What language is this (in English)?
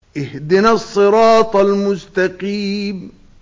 Arabic